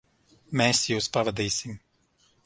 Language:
Latvian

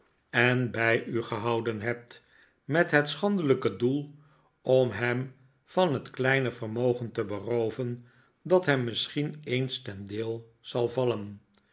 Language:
Dutch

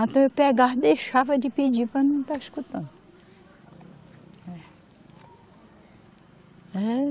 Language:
Portuguese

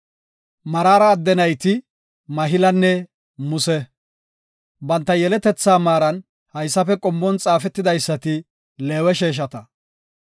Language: Gofa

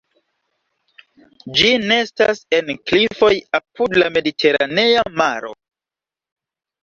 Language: Esperanto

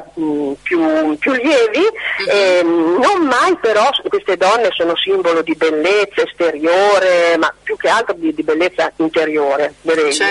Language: Italian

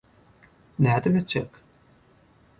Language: Turkmen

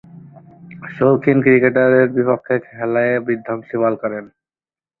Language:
Bangla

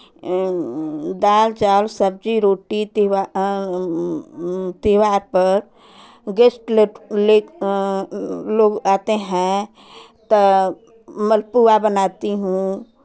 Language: Hindi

